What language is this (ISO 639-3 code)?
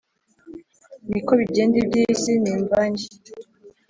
kin